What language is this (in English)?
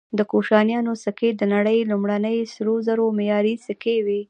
Pashto